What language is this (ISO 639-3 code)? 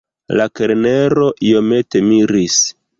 epo